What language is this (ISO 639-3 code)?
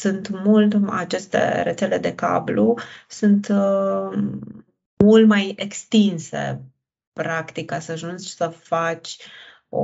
ron